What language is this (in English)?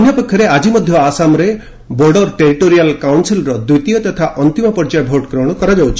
Odia